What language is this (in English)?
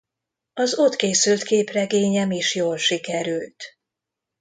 Hungarian